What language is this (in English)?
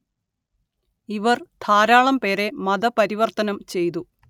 Malayalam